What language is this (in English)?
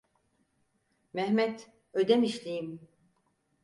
Turkish